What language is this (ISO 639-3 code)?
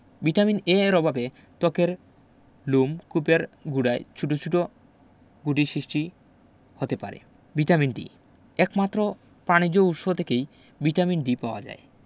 ben